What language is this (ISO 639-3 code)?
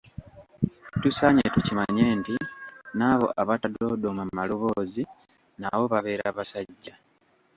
lug